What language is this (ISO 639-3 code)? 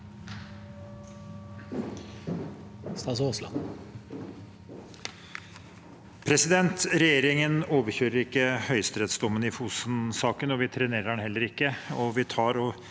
nor